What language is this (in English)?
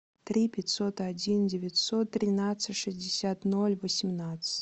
Russian